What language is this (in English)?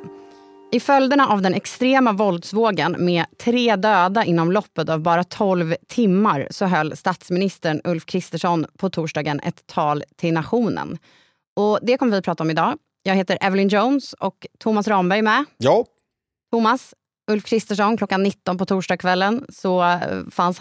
Swedish